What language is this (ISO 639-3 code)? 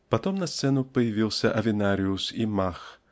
rus